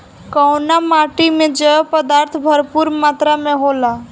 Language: Bhojpuri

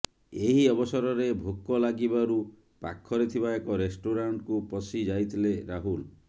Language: Odia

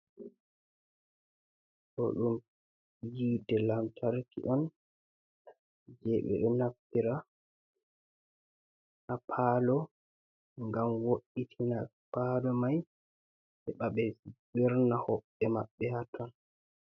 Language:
Fula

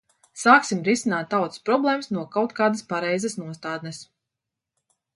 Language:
Latvian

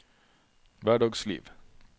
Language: Norwegian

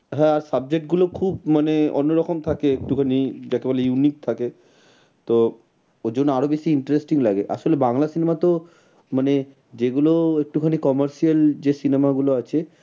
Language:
Bangla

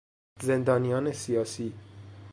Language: Persian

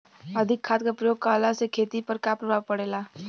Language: Bhojpuri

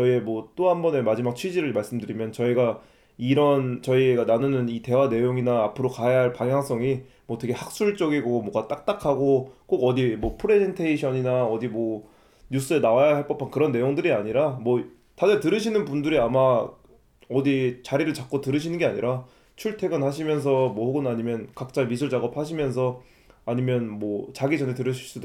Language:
Korean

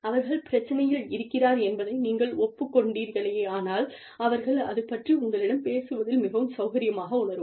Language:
Tamil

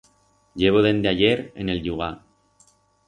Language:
Aragonese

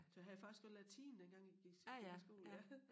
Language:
Danish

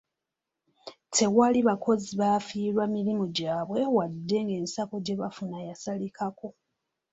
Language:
Ganda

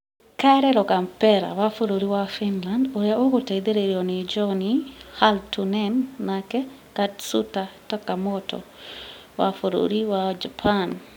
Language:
Kikuyu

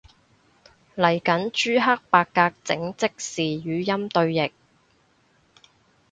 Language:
Cantonese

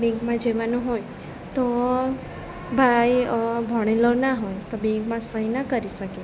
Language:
Gujarati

